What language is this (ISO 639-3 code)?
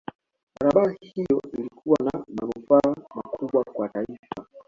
swa